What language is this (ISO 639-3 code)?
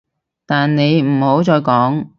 yue